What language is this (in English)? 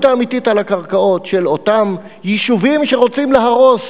Hebrew